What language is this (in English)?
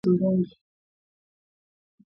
Swahili